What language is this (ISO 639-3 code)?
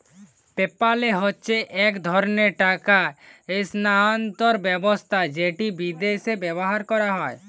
ben